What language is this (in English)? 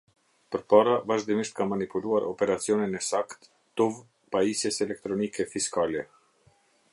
Albanian